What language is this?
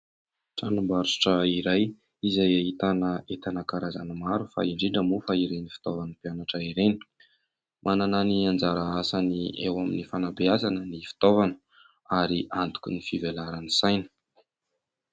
Malagasy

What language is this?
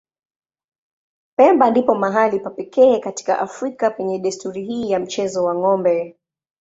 Swahili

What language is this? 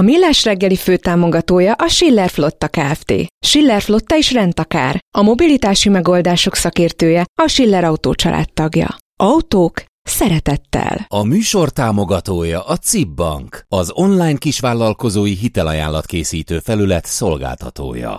Hungarian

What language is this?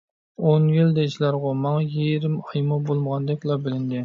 Uyghur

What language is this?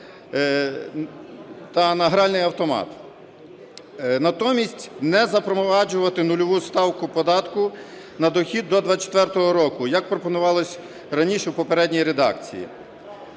Ukrainian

